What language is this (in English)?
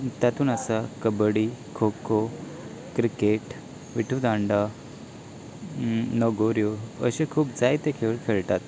Konkani